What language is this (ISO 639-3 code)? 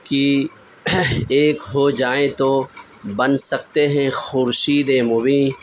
urd